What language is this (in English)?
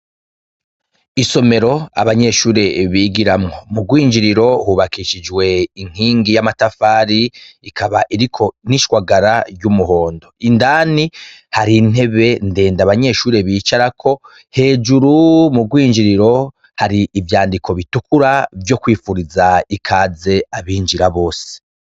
Rundi